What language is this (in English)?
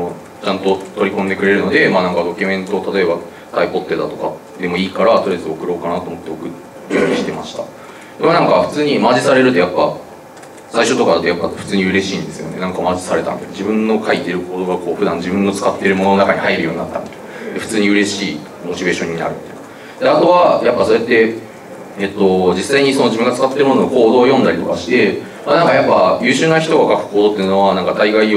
Japanese